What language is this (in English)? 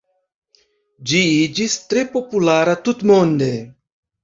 Esperanto